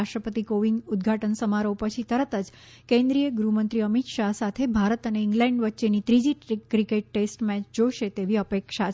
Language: Gujarati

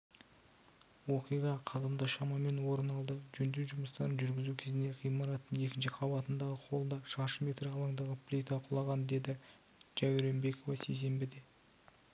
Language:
Kazakh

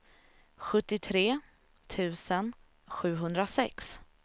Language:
Swedish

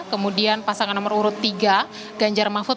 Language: Indonesian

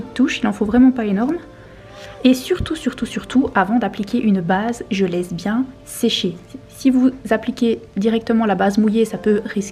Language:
French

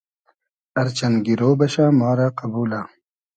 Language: Hazaragi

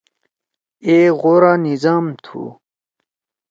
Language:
Torwali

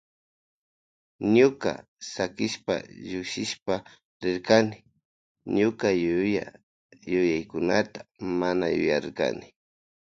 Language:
Loja Highland Quichua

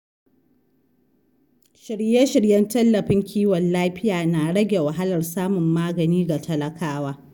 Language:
Hausa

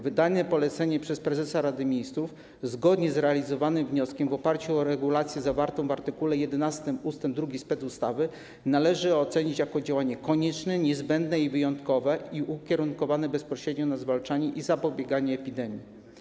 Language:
Polish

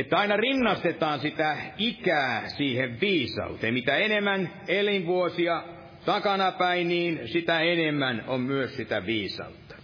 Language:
Finnish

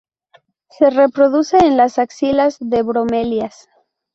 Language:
Spanish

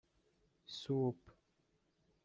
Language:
Persian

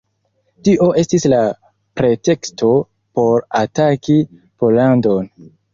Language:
Esperanto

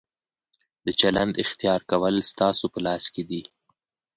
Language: Pashto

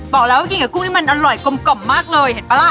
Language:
Thai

